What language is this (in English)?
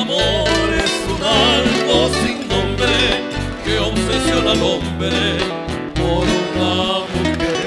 Romanian